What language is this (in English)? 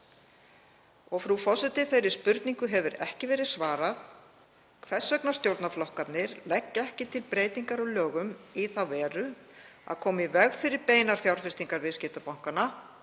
Icelandic